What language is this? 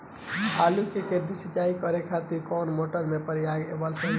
Bhojpuri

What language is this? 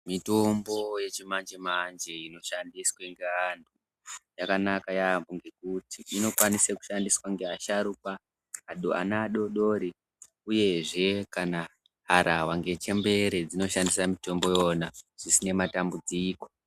Ndau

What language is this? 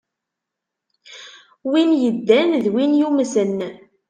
Kabyle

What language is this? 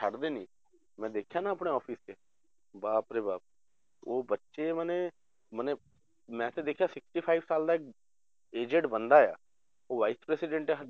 Punjabi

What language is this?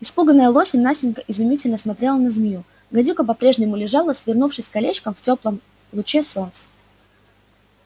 Russian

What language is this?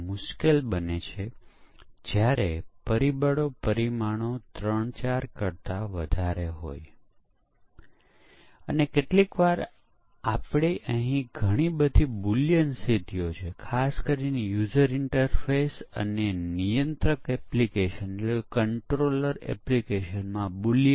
Gujarati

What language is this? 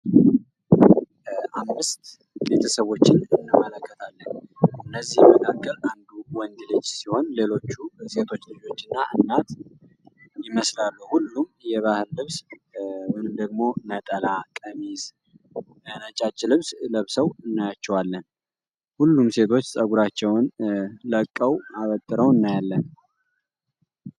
Amharic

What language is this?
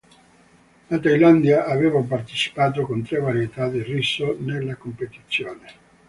Italian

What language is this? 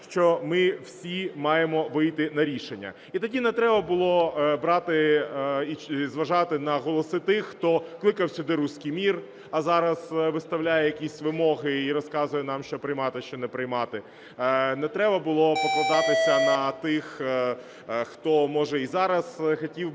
Ukrainian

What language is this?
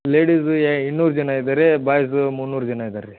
Kannada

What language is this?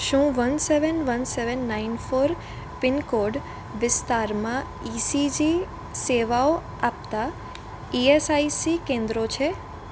Gujarati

